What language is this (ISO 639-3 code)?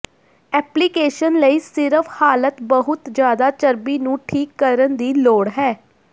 pan